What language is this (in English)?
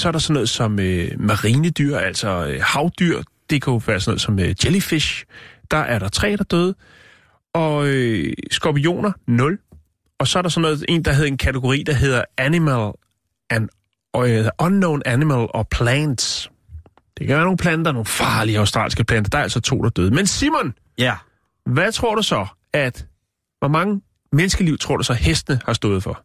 Danish